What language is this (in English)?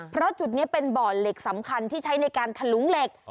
Thai